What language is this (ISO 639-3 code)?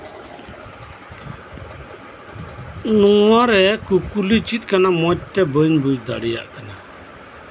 sat